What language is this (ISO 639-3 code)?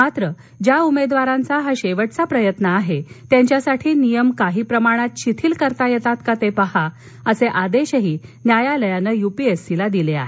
mar